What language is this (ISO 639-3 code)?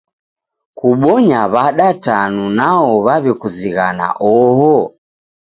dav